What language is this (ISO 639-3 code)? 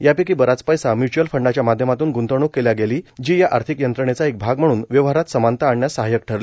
mar